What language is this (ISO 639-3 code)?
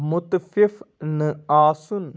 kas